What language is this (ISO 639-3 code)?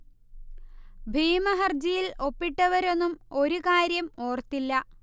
mal